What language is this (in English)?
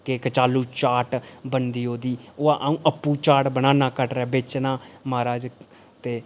Dogri